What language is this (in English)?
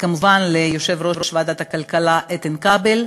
Hebrew